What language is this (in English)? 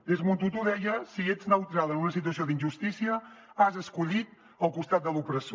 Catalan